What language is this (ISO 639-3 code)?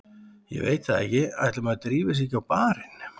isl